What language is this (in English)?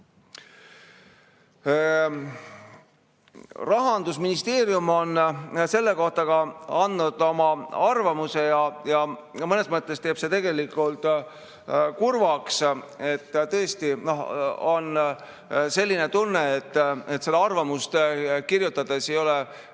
Estonian